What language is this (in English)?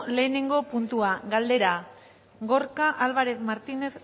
Basque